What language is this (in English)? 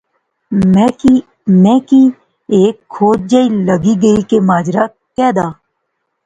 Pahari-Potwari